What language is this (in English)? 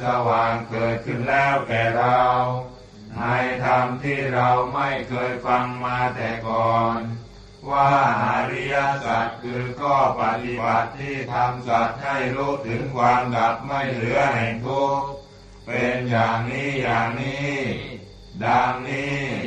Thai